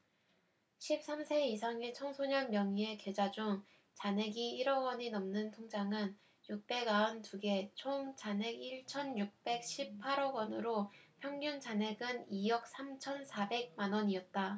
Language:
Korean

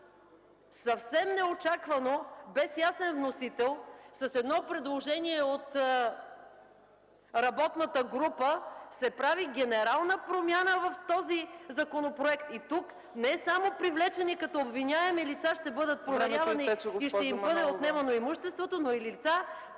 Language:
Bulgarian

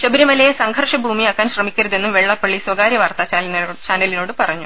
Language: Malayalam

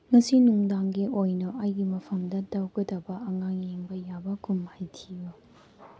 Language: Manipuri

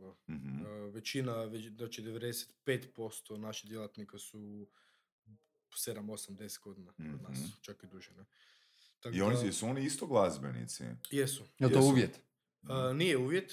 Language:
Croatian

